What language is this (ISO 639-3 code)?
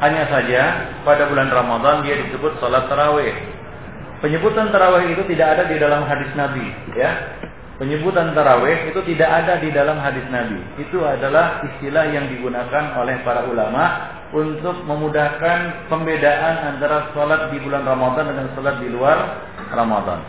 ind